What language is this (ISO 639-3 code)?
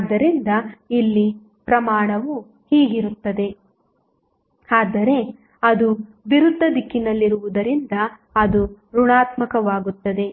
kan